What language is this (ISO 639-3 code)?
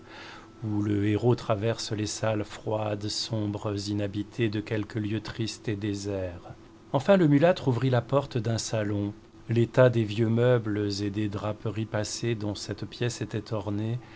fra